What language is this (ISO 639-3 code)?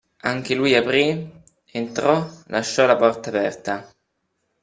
ita